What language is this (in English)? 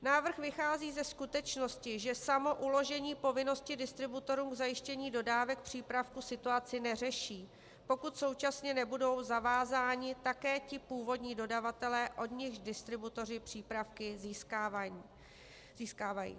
Czech